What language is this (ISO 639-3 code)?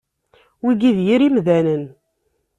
kab